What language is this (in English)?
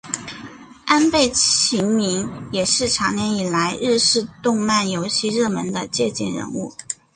Chinese